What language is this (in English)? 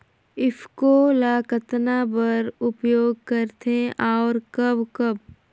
Chhattisgarhi